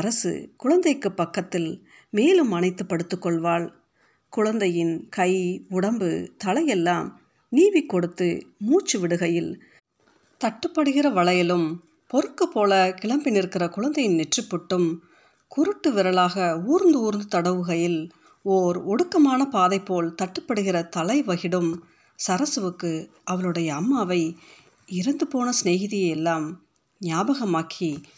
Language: Tamil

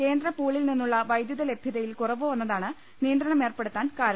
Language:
Malayalam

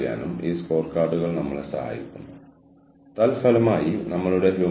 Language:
Malayalam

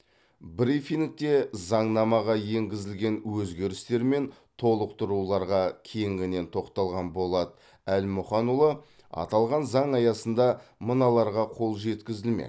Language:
Kazakh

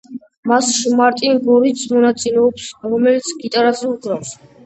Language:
Georgian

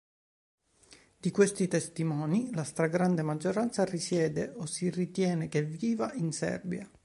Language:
Italian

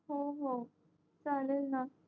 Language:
Marathi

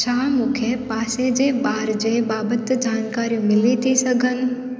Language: Sindhi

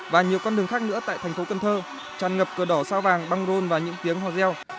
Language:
Vietnamese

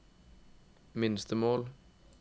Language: Norwegian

